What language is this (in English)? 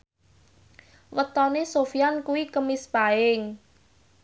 Javanese